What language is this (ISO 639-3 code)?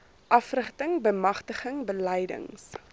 afr